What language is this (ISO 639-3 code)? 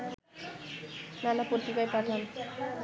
ben